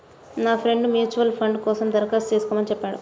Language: Telugu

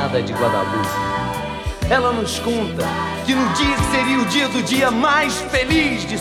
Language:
Portuguese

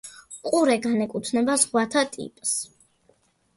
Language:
Georgian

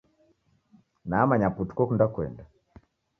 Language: Taita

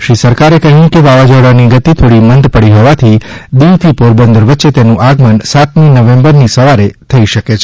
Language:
Gujarati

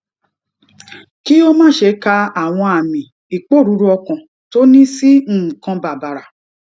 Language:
Yoruba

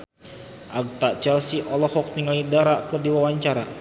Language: Sundanese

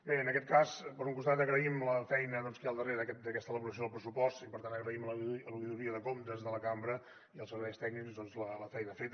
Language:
Catalan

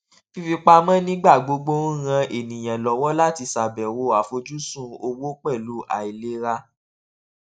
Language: Yoruba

